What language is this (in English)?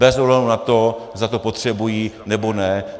Czech